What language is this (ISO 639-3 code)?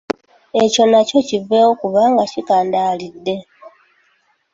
lug